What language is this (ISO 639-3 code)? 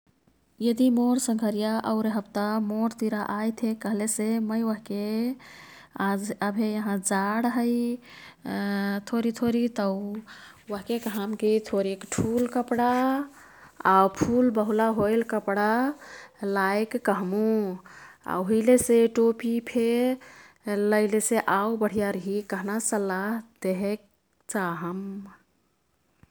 tkt